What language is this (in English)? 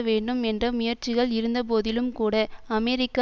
Tamil